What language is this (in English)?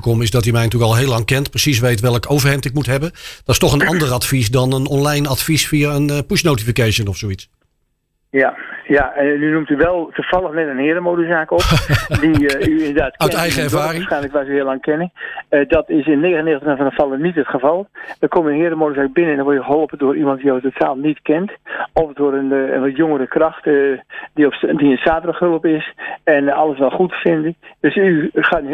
Dutch